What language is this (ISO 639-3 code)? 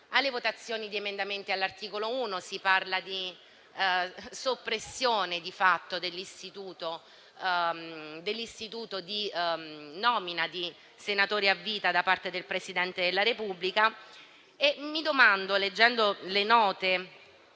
ita